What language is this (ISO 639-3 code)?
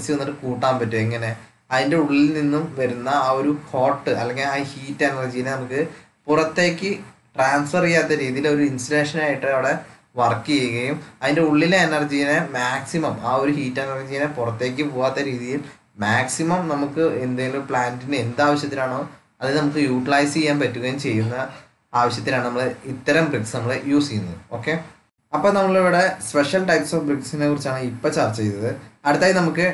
tha